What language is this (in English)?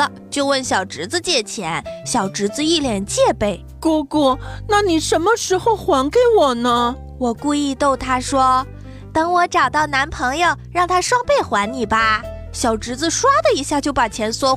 Chinese